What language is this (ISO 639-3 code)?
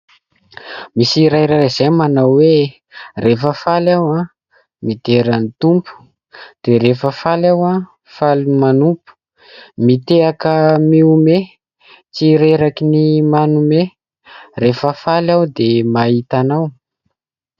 mlg